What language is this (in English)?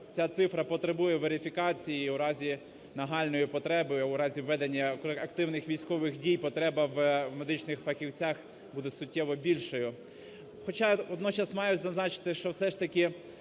Ukrainian